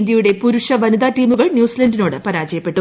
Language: Malayalam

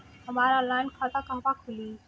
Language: Bhojpuri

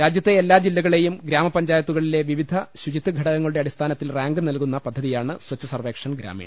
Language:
Malayalam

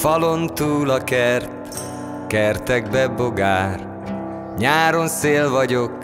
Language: Hungarian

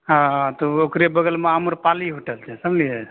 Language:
Maithili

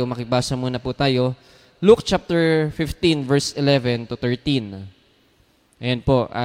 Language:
Filipino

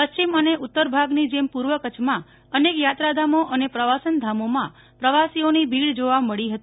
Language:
Gujarati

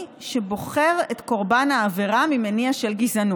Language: Hebrew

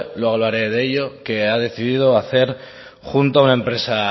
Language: Spanish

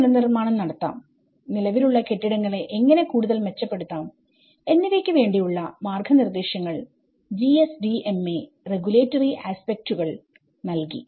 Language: Malayalam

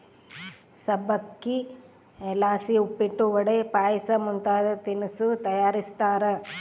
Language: Kannada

